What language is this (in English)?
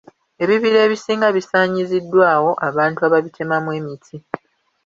Ganda